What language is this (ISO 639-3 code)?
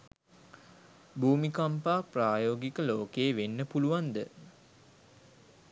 sin